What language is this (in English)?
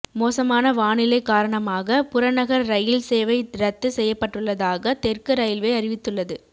Tamil